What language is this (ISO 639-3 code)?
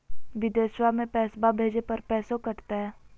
mag